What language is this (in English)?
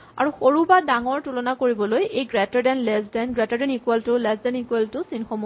Assamese